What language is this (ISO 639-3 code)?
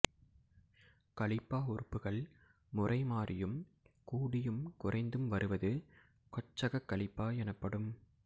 tam